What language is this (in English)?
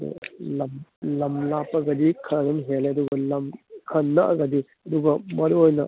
Manipuri